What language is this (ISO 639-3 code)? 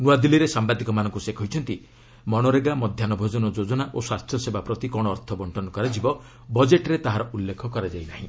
ori